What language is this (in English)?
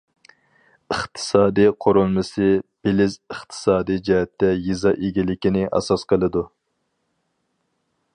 Uyghur